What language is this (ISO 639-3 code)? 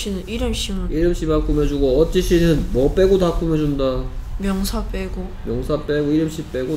kor